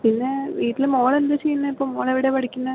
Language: Malayalam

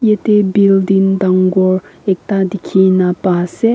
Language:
Naga Pidgin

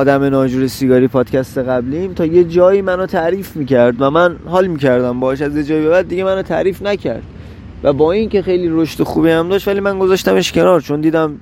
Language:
Persian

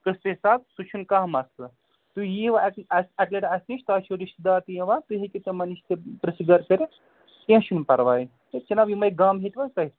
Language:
Kashmiri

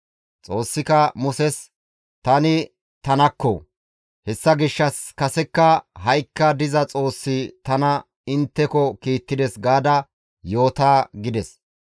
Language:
Gamo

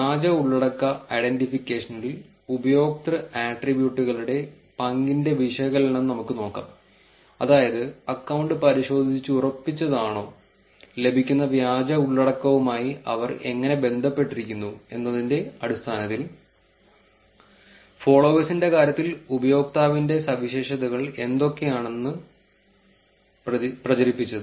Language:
Malayalam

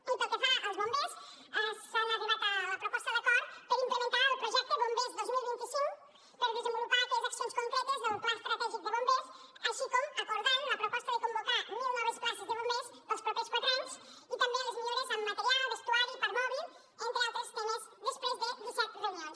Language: Catalan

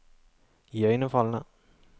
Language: Norwegian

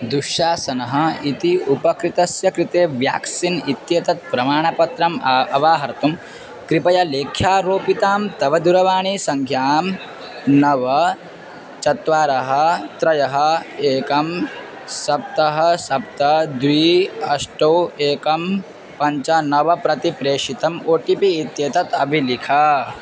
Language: Sanskrit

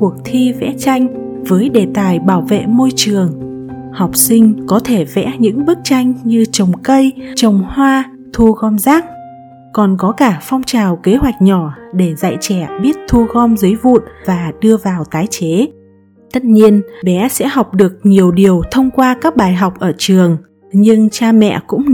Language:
Vietnamese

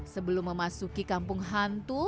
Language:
Indonesian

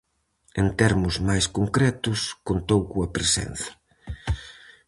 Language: Galician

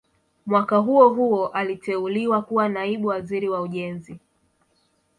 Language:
Swahili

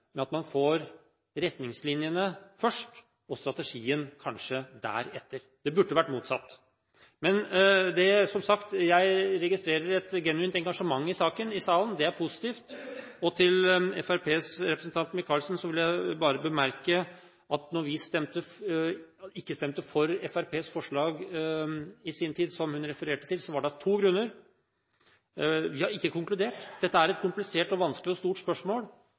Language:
Norwegian Bokmål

